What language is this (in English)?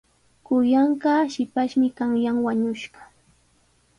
Sihuas Ancash Quechua